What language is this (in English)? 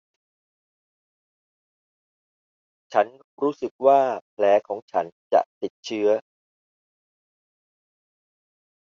Thai